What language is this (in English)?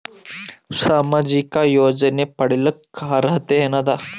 Kannada